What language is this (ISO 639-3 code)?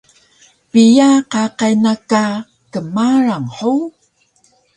trv